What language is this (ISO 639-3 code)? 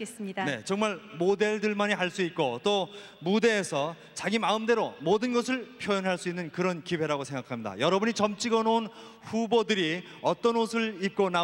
kor